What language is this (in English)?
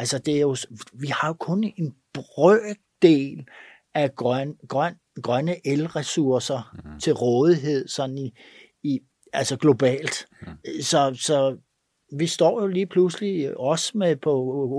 Danish